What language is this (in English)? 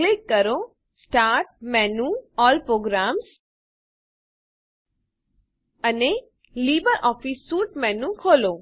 Gujarati